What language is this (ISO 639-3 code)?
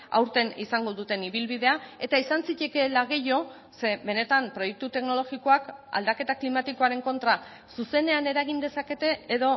eus